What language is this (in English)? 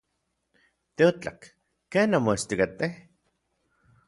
Orizaba Nahuatl